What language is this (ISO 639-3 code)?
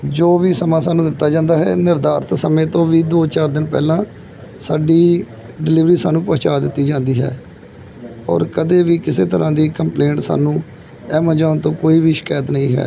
pan